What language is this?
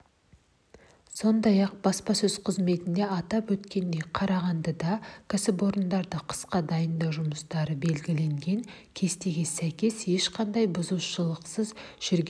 Kazakh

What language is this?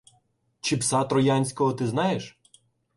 Ukrainian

